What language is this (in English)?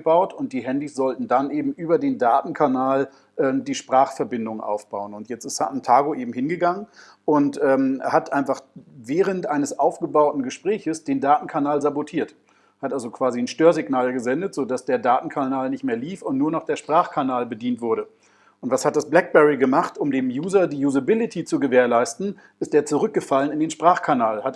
German